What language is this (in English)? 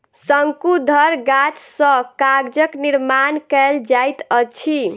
Maithili